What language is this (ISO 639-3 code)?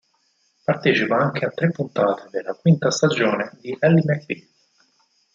ita